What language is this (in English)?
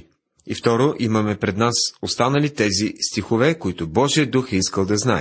Bulgarian